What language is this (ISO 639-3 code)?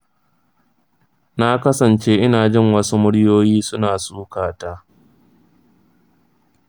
hau